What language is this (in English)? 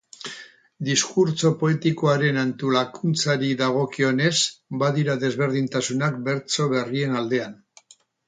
Basque